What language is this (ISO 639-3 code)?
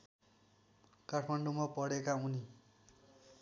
nep